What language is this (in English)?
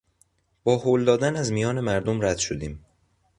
Persian